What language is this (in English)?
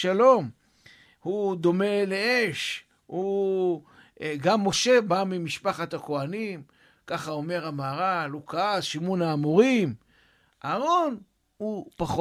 Hebrew